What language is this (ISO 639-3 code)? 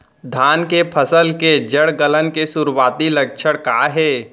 hne